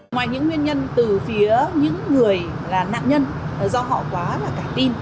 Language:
Vietnamese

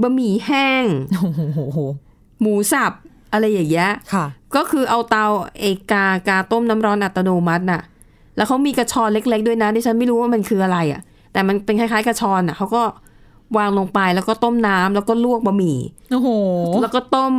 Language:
Thai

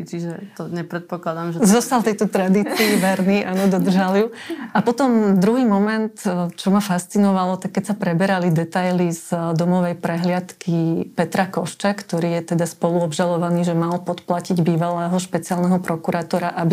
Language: Slovak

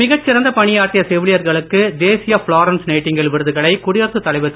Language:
Tamil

